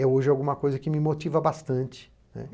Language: Portuguese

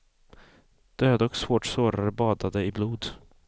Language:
Swedish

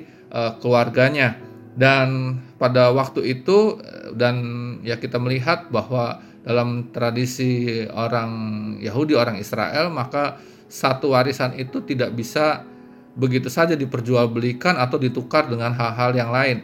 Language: Indonesian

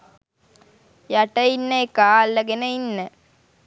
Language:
Sinhala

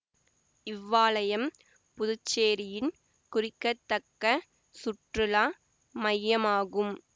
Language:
Tamil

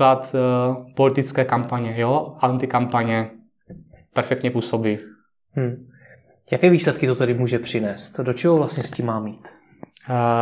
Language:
Czech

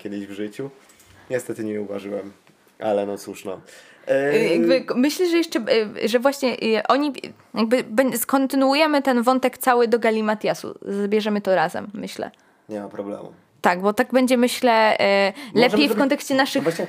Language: Polish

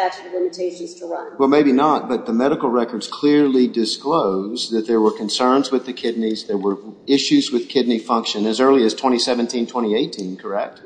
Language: English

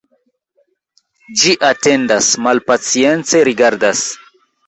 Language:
Esperanto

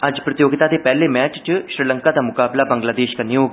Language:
Dogri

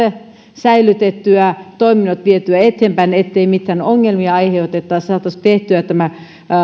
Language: Finnish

